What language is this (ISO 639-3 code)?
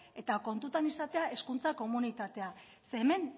eus